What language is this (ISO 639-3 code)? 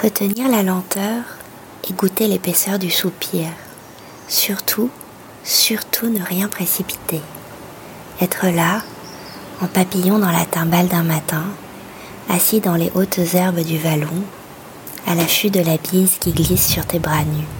fra